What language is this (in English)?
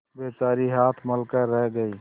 Hindi